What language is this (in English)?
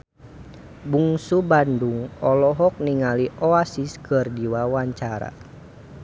Sundanese